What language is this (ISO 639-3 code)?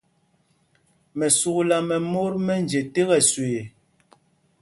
mgg